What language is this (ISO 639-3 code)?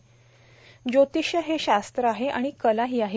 mar